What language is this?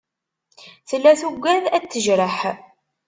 Kabyle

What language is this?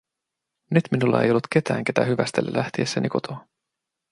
Finnish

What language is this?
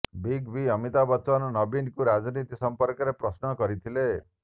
Odia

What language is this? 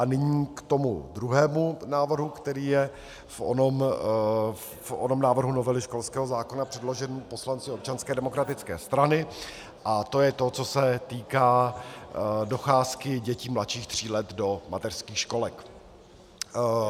Czech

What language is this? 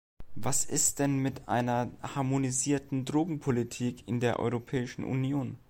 German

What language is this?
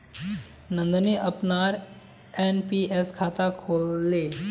Magahi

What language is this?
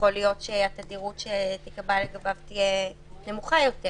Hebrew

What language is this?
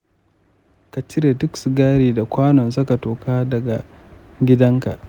Hausa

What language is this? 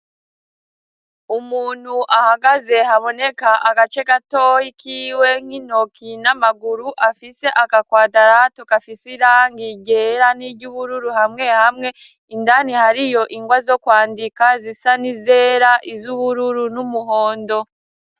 Rundi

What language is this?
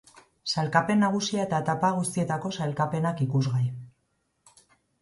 Basque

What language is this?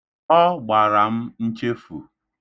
Igbo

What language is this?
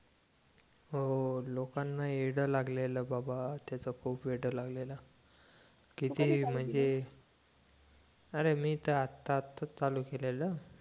Marathi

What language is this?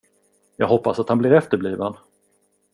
Swedish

